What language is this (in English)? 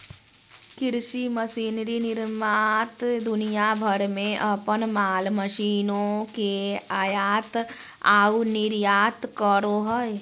Magahi